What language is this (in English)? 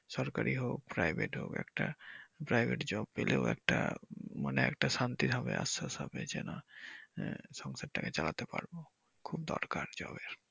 Bangla